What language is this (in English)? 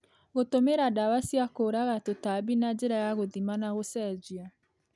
Kikuyu